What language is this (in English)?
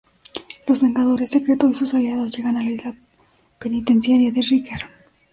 Spanish